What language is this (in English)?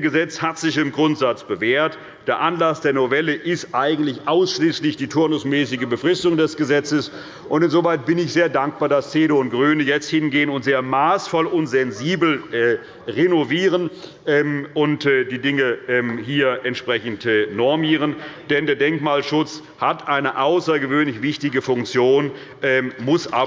German